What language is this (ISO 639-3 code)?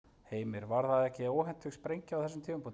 isl